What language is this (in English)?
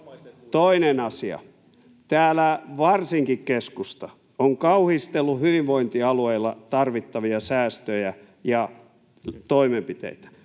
Finnish